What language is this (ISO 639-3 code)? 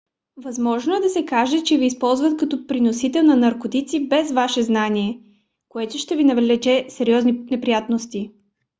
bul